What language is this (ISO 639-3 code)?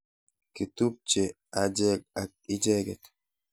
kln